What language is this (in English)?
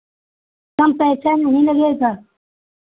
Hindi